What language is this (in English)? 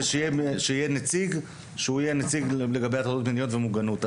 Hebrew